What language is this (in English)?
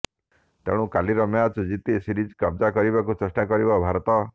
Odia